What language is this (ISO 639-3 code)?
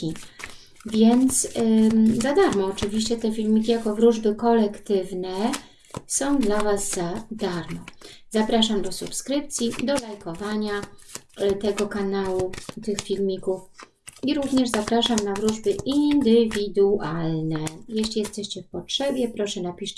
pol